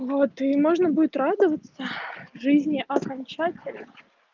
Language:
Russian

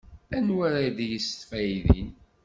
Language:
Kabyle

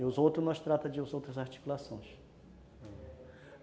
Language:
Portuguese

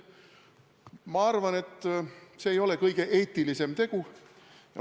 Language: Estonian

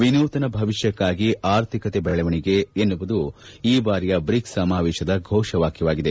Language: Kannada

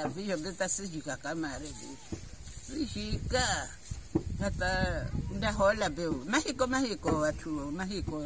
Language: Indonesian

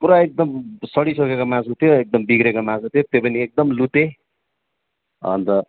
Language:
Nepali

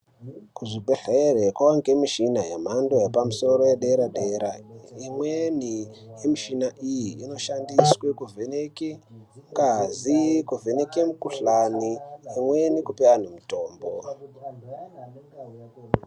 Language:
Ndau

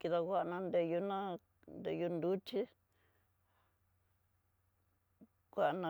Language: Tidaá Mixtec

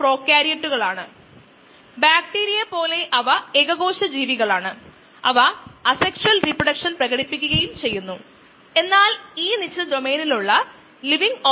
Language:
Malayalam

